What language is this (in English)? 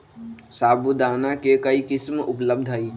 Magahi